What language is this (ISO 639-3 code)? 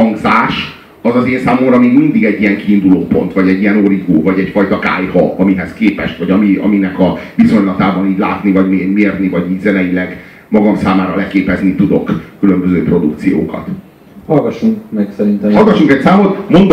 hun